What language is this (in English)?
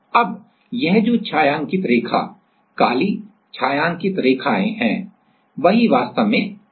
Hindi